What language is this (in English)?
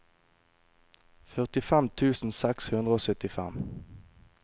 Norwegian